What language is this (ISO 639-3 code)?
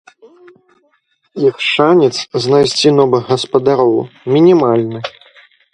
bel